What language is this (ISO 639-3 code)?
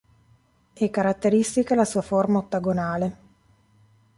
ita